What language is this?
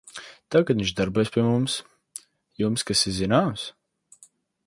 Latvian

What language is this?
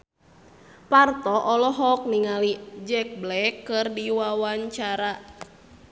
Sundanese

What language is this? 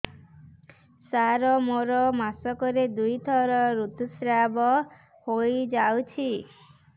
Odia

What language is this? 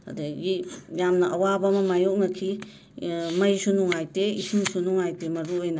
Manipuri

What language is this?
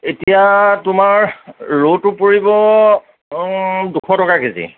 Assamese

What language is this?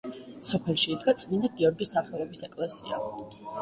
Georgian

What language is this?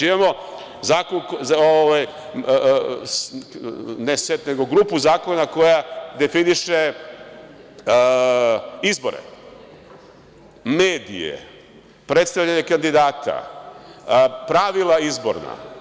Serbian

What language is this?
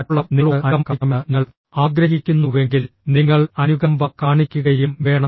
Malayalam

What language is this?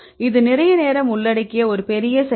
Tamil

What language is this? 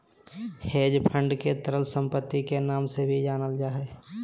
Magahi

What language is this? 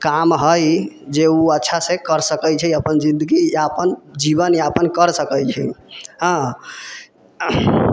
Maithili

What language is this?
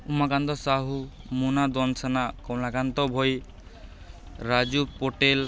Odia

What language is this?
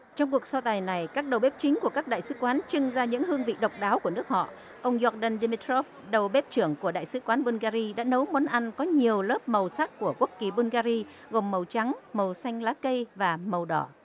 Vietnamese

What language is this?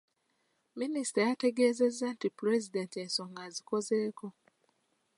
Ganda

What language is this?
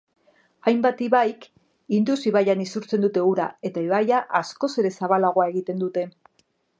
Basque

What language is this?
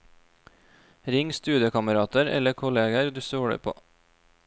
Norwegian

